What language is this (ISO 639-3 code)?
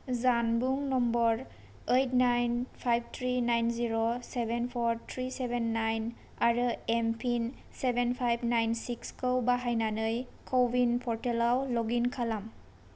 brx